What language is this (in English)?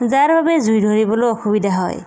Assamese